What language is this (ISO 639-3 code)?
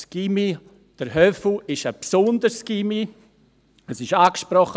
gsw